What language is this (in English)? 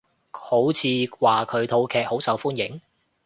Cantonese